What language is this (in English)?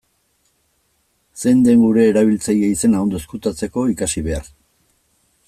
Basque